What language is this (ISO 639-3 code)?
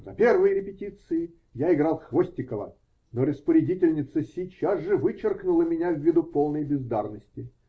rus